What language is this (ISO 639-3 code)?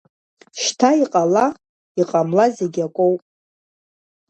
abk